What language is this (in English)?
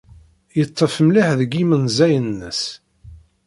Kabyle